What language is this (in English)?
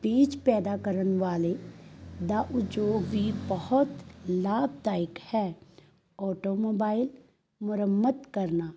Punjabi